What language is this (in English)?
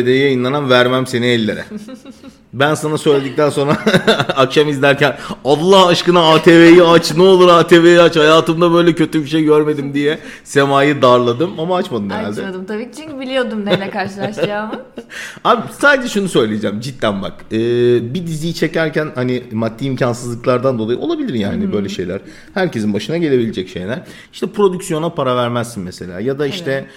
Turkish